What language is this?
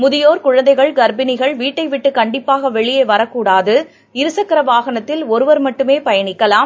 Tamil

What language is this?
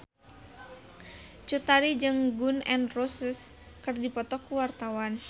Sundanese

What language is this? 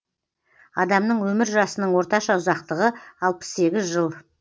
Kazakh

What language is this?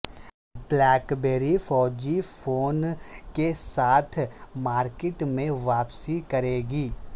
Urdu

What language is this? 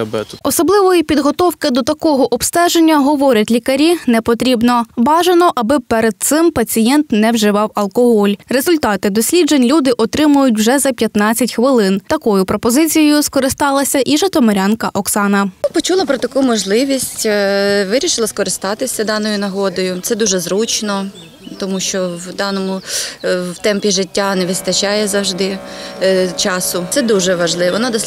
Ukrainian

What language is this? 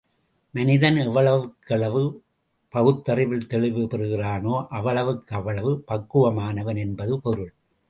Tamil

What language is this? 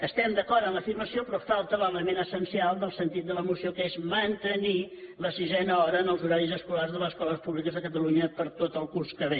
Catalan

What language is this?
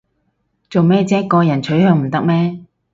Cantonese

